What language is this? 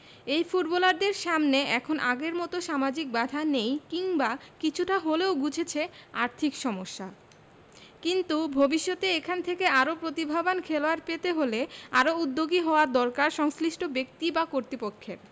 Bangla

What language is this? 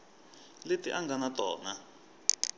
Tsonga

